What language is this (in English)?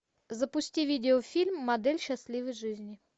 Russian